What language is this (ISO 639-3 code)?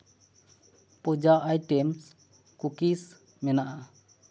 sat